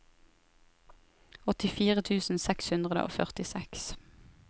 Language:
Norwegian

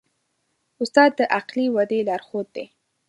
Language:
Pashto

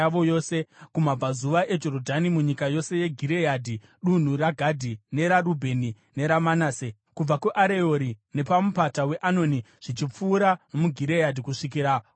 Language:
Shona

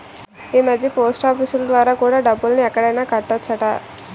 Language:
Telugu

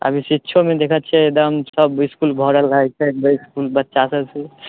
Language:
Maithili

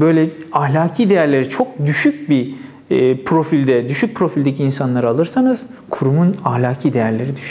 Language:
Turkish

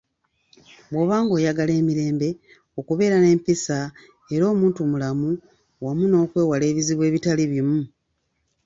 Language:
Ganda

